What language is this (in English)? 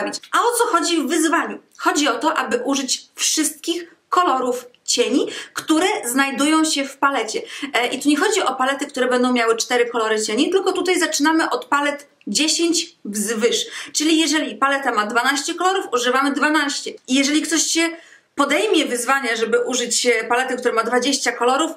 Polish